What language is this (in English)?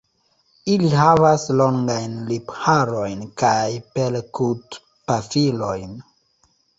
Esperanto